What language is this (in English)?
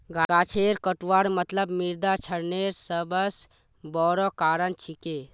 Magahi